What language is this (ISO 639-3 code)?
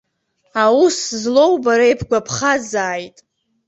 abk